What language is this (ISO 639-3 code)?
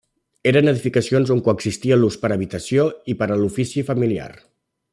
cat